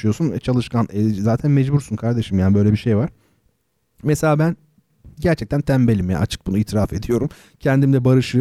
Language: Turkish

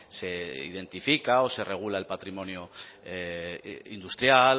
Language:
Spanish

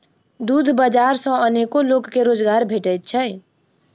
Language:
Maithili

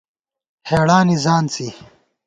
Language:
Gawar-Bati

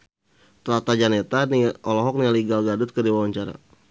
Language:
Sundanese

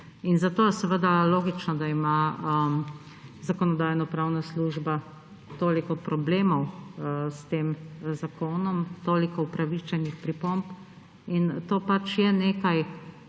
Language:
Slovenian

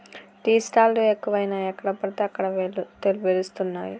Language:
Telugu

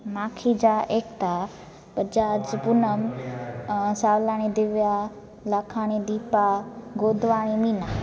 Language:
Sindhi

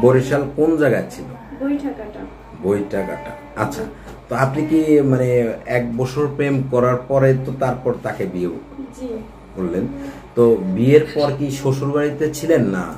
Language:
Romanian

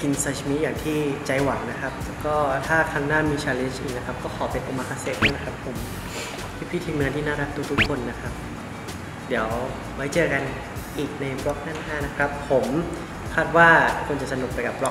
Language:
Thai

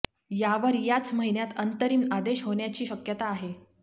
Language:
Marathi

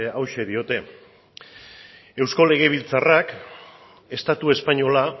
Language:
Basque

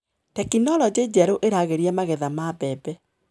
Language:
Kikuyu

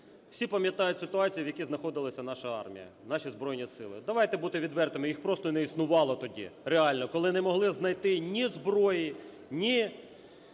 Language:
Ukrainian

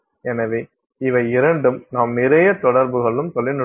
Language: Tamil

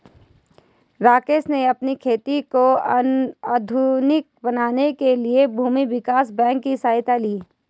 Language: Hindi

